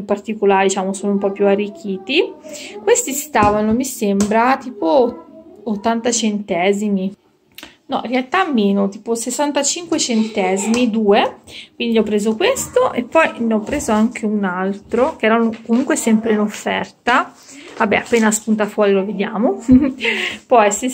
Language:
Italian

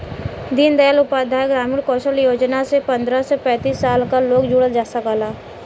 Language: Bhojpuri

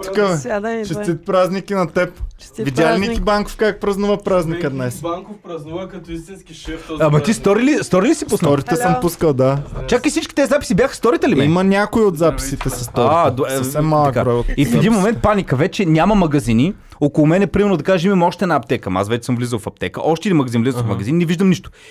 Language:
Bulgarian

